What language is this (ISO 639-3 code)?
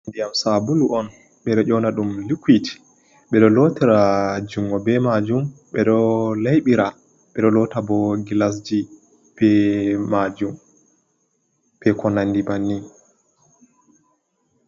ful